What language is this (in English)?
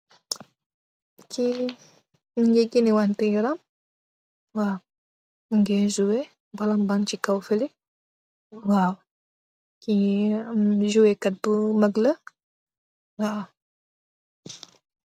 Wolof